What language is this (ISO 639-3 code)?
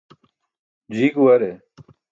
bsk